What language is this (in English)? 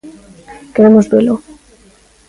Galician